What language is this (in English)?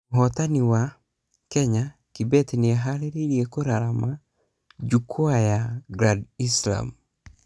Kikuyu